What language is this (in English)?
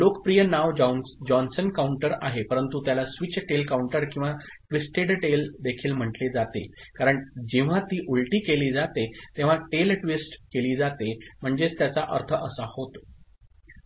Marathi